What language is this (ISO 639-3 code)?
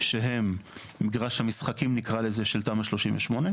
heb